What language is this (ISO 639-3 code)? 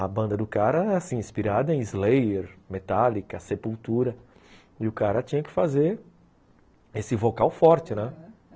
por